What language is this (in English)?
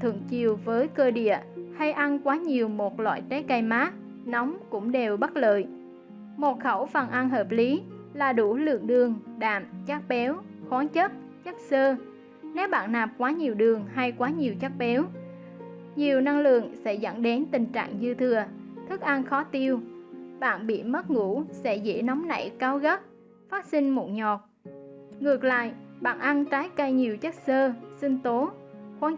Vietnamese